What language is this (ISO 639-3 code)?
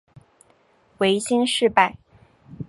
zho